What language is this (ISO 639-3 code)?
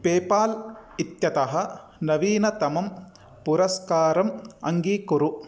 san